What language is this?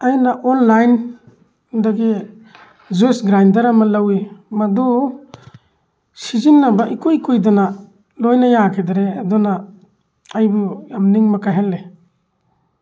Manipuri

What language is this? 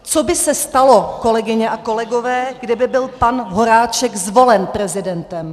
Czech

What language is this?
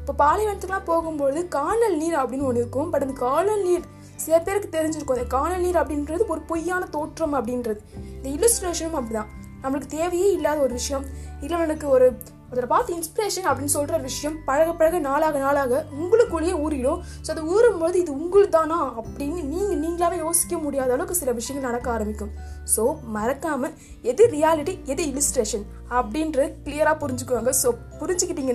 Tamil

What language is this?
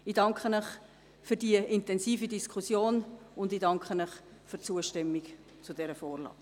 Swiss German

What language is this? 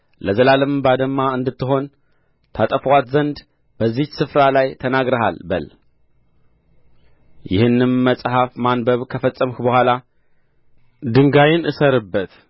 Amharic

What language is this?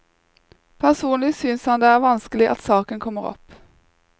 Norwegian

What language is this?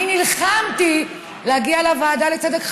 Hebrew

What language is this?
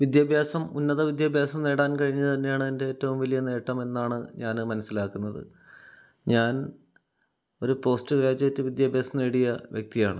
Malayalam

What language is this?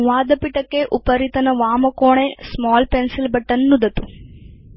Sanskrit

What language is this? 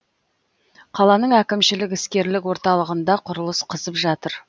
Kazakh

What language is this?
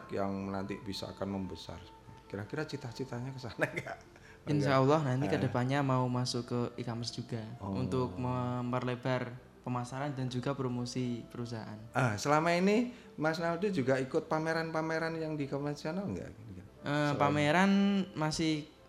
Indonesian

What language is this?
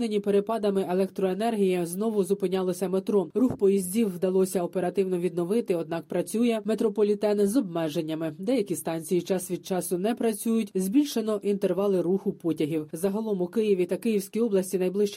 Ukrainian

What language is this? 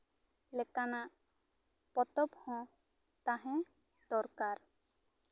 Santali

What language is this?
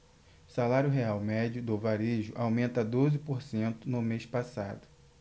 Portuguese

